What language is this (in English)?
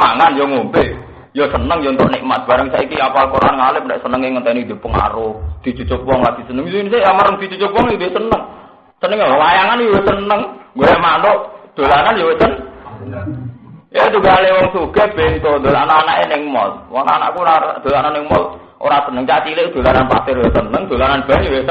Indonesian